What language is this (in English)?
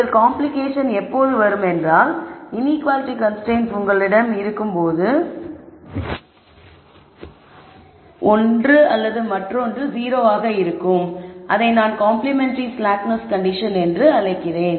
Tamil